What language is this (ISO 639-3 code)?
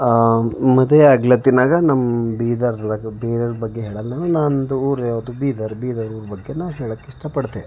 kan